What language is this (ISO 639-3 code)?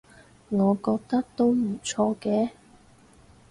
yue